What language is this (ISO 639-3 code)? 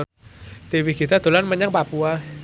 jav